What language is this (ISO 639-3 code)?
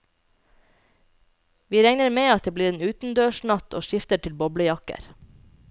nor